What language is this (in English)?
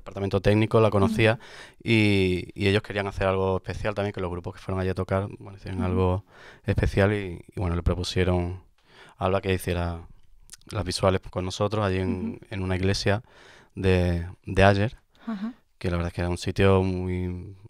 Spanish